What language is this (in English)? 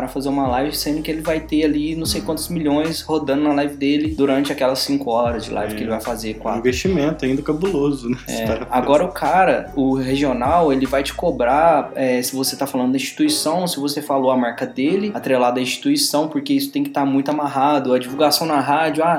Portuguese